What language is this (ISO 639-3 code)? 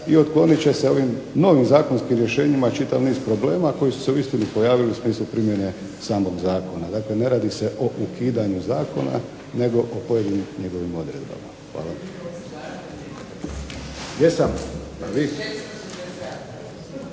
hrv